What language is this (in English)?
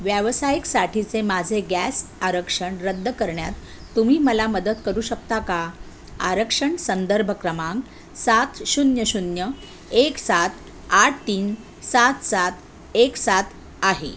Marathi